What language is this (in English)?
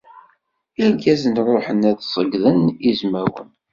Kabyle